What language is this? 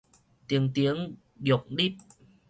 Min Nan Chinese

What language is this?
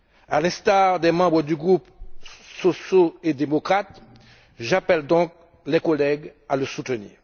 French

